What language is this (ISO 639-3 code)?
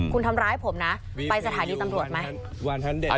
tha